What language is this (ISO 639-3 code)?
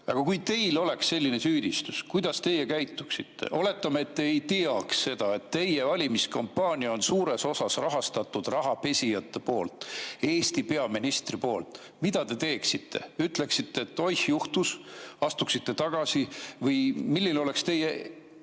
est